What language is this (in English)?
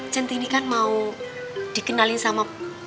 Indonesian